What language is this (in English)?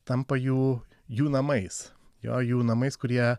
Lithuanian